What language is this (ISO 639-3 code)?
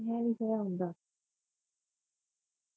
pan